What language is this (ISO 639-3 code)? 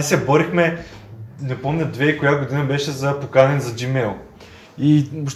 bul